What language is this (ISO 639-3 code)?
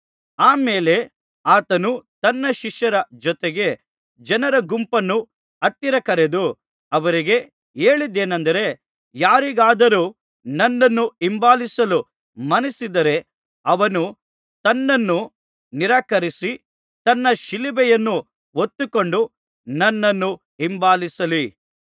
kan